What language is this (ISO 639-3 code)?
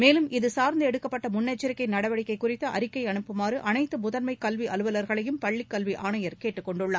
tam